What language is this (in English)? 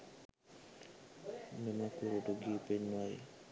Sinhala